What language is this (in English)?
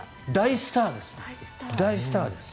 Japanese